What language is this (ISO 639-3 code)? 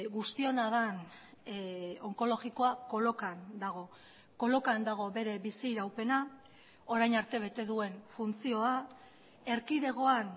eus